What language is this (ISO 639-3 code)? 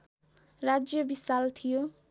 nep